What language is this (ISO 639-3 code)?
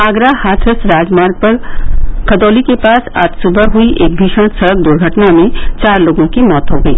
hin